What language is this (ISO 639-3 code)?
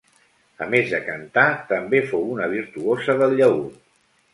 cat